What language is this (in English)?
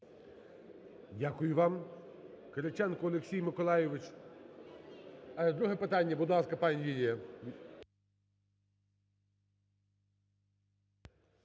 Ukrainian